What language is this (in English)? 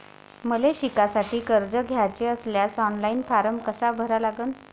Marathi